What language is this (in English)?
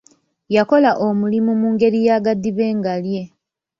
Ganda